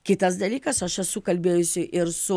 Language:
Lithuanian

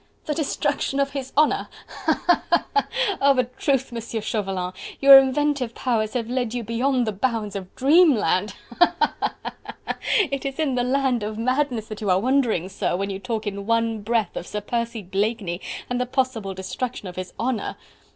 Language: English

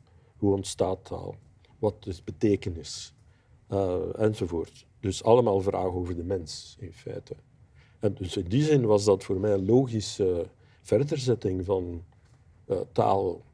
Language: Dutch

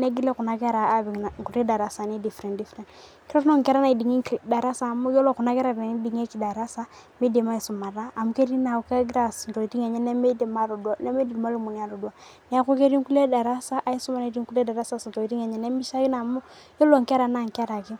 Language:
Masai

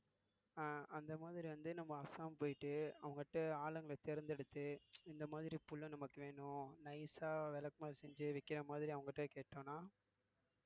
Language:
Tamil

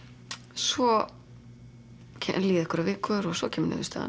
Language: Icelandic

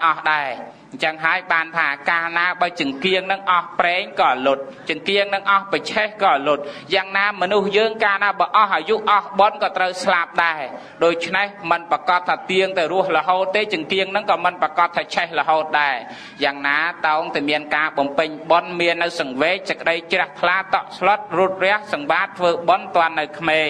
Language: Thai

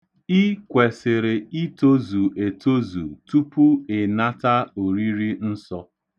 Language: Igbo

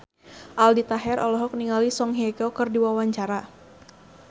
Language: Sundanese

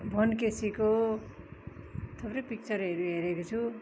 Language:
Nepali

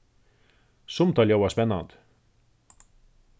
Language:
Faroese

